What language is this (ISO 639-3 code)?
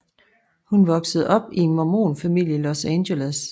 dan